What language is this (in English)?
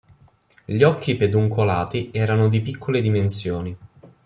Italian